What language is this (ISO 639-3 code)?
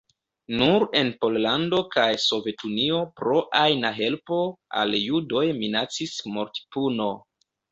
epo